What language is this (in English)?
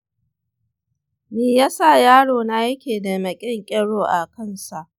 Hausa